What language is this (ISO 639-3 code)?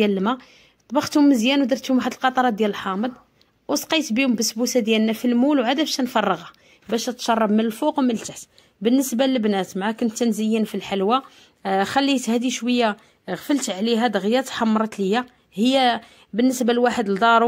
ara